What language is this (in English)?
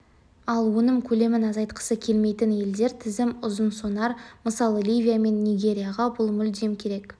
Kazakh